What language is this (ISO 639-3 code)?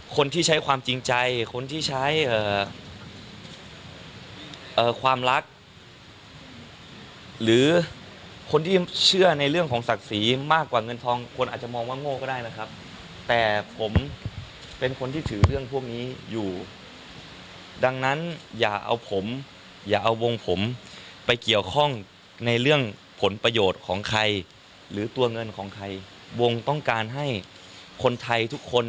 tha